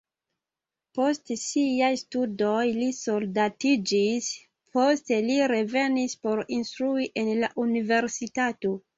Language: Esperanto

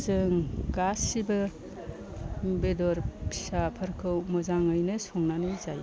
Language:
Bodo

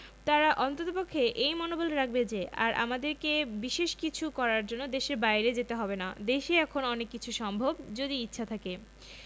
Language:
Bangla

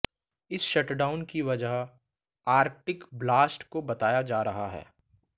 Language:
Hindi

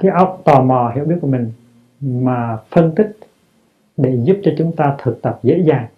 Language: Vietnamese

